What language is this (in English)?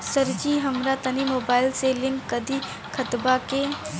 Bhojpuri